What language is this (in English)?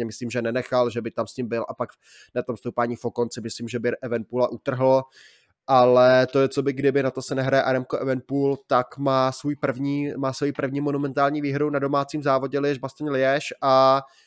Czech